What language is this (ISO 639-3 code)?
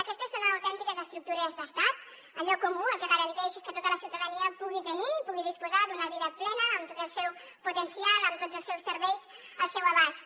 cat